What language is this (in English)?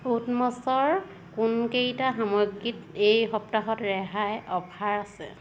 Assamese